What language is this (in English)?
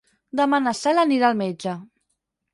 Catalan